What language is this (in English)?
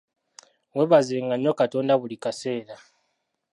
Ganda